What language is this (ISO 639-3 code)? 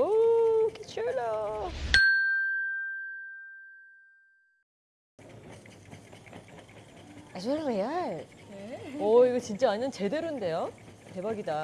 kor